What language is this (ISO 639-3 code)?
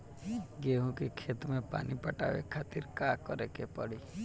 bho